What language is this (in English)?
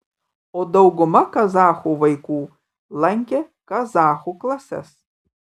Lithuanian